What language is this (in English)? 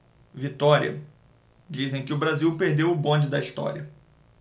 Portuguese